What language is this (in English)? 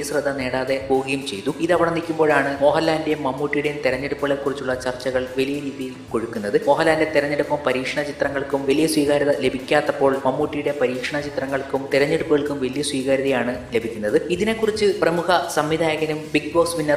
Malayalam